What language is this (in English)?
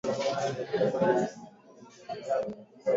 Swahili